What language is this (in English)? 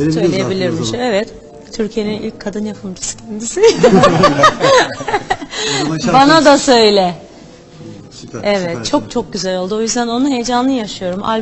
Turkish